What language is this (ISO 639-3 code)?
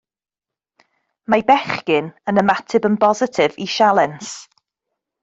cym